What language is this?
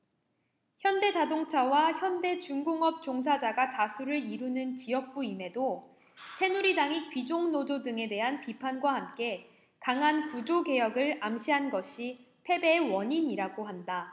Korean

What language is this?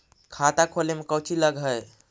Magahi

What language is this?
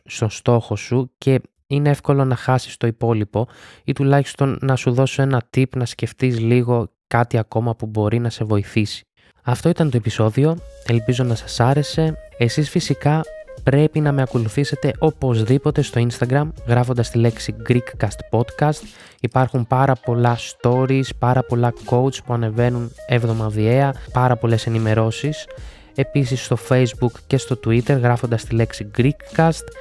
Greek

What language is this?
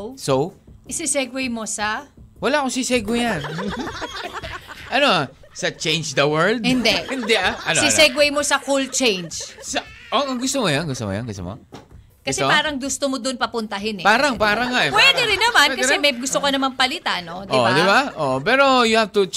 Filipino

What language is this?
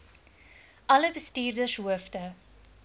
Afrikaans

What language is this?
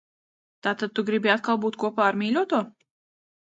Latvian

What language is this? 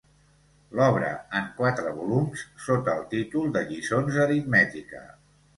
Catalan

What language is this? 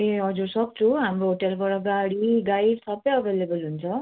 Nepali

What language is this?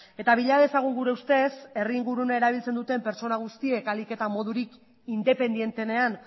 Basque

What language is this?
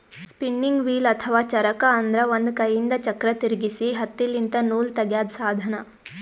Kannada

